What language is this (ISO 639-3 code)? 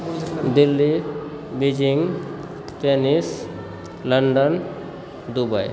mai